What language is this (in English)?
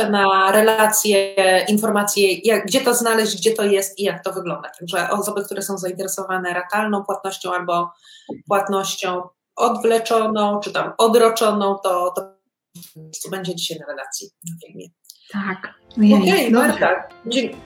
Polish